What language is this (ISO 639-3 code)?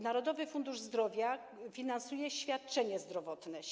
pol